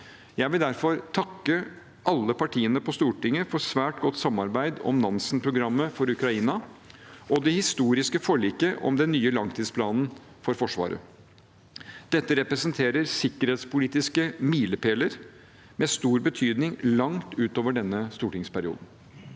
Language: Norwegian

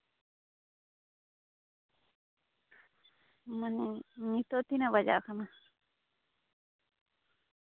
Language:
Santali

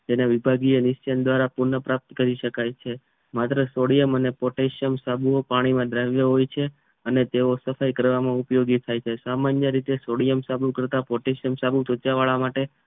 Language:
Gujarati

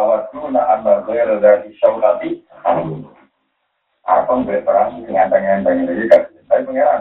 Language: Malay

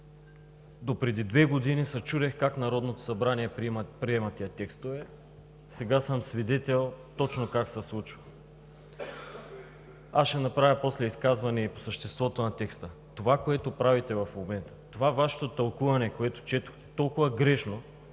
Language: Bulgarian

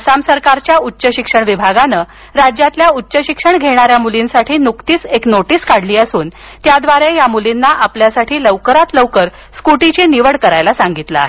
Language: Marathi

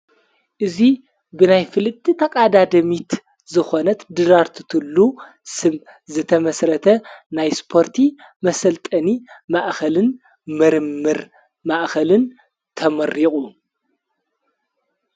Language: Tigrinya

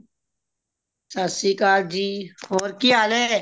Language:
Punjabi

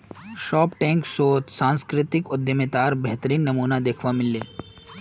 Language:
Magahi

